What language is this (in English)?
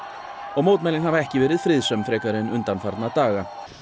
Icelandic